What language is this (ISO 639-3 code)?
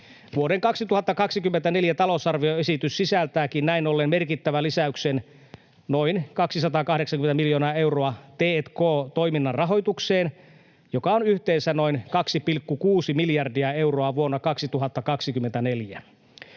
fin